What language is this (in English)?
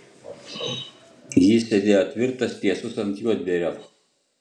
Lithuanian